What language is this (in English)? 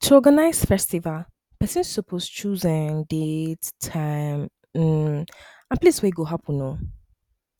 Nigerian Pidgin